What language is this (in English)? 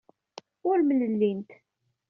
Kabyle